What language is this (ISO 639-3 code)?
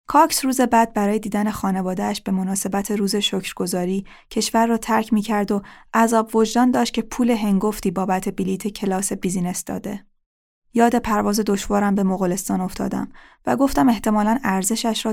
fas